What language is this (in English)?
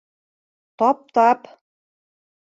Bashkir